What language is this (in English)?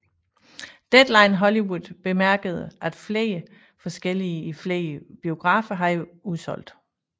Danish